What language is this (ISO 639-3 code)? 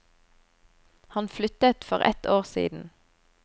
nor